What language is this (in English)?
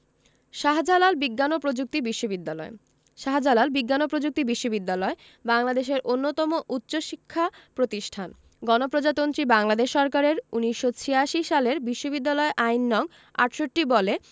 Bangla